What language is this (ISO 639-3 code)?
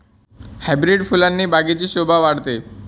mar